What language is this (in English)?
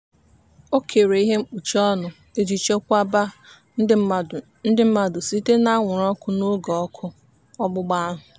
Igbo